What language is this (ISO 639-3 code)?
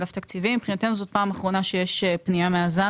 heb